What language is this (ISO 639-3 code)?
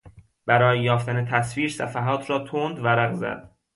fas